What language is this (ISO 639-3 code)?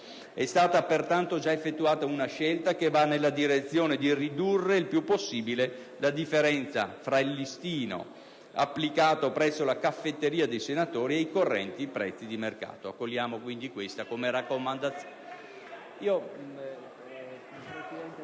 ita